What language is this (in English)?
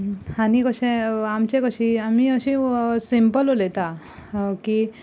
Konkani